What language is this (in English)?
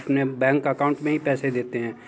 Hindi